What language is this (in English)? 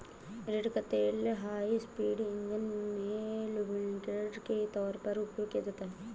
Hindi